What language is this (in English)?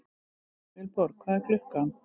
Icelandic